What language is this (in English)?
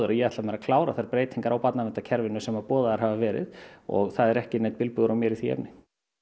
Icelandic